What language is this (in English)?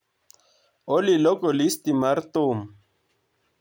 Luo (Kenya and Tanzania)